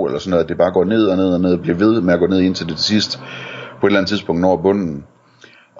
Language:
Danish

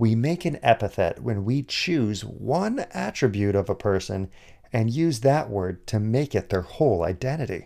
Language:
English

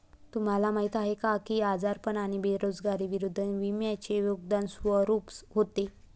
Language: Marathi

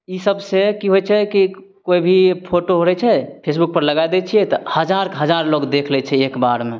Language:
Maithili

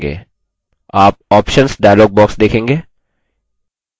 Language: Hindi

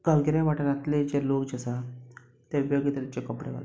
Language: Konkani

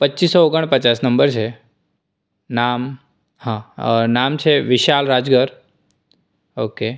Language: Gujarati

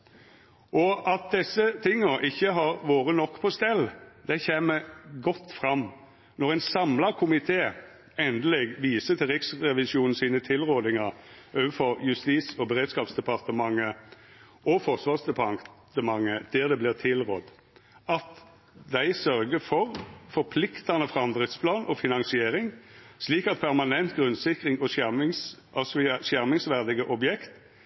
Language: Norwegian Nynorsk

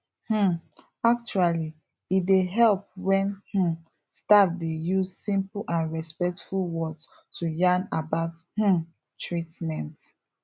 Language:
Nigerian Pidgin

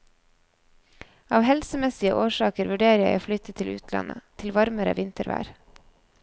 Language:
Norwegian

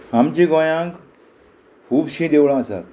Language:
Konkani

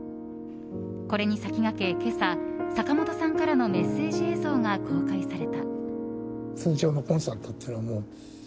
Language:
Japanese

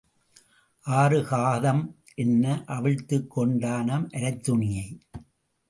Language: Tamil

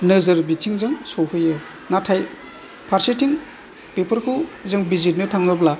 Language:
Bodo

